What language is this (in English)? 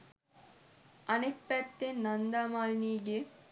Sinhala